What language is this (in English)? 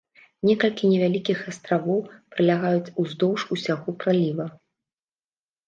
Belarusian